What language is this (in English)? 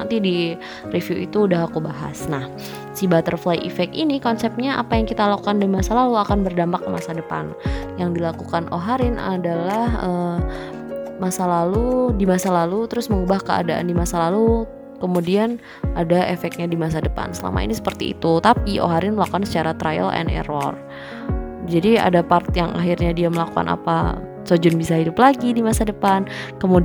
Indonesian